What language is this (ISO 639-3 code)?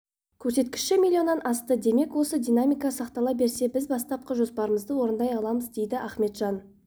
kaz